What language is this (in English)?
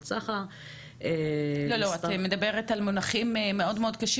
Hebrew